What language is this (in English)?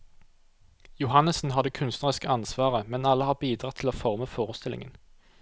Norwegian